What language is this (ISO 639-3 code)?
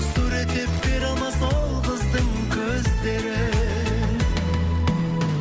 kaz